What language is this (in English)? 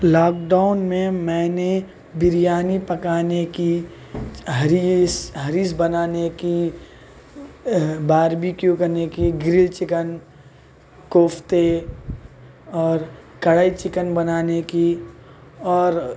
Urdu